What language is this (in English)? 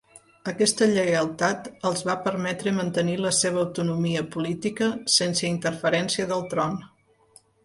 Catalan